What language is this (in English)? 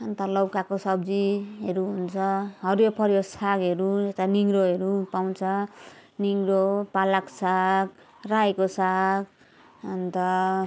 Nepali